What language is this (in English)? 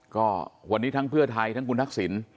Thai